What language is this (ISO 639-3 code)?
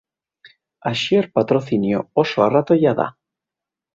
eus